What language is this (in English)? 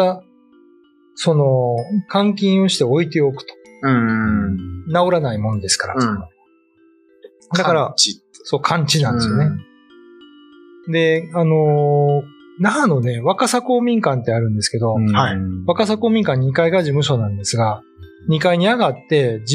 Japanese